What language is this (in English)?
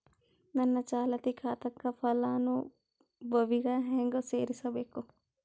Kannada